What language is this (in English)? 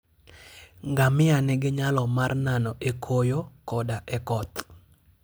Luo (Kenya and Tanzania)